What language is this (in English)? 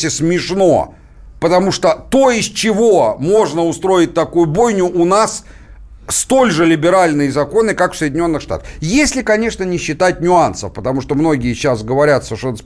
Russian